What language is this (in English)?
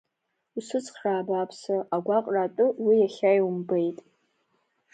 Abkhazian